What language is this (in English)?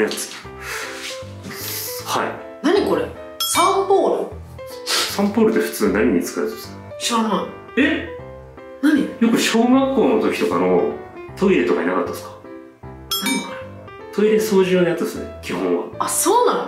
Japanese